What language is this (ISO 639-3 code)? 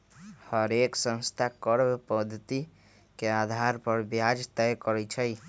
mag